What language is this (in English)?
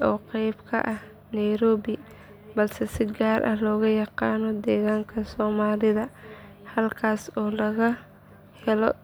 Somali